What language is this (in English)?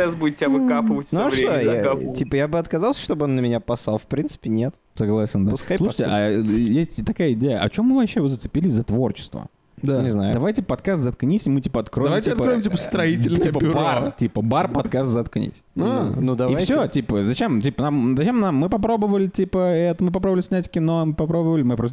Russian